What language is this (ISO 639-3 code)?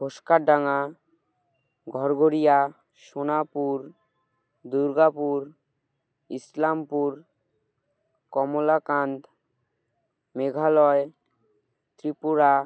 ben